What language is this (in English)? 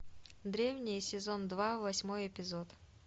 Russian